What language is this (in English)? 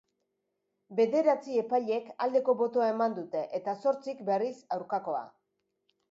Basque